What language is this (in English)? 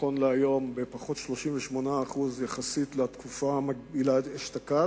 Hebrew